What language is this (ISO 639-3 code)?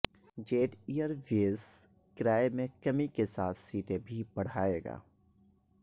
urd